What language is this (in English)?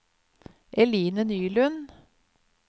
Norwegian